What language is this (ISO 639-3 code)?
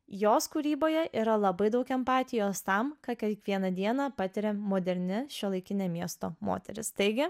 lit